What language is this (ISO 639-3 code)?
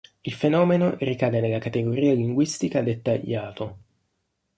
ita